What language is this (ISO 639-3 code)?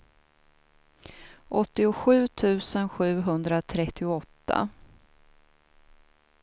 swe